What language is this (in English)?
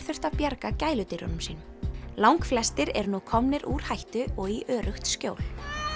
Icelandic